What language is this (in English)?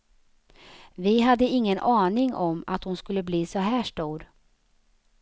Swedish